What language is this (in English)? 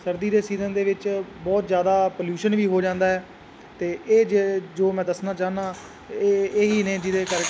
Punjabi